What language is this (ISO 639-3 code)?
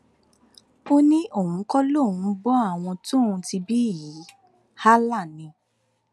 yor